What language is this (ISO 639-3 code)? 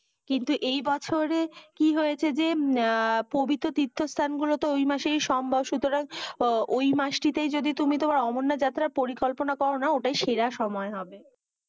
ben